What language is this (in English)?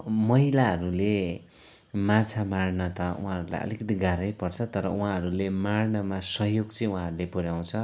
Nepali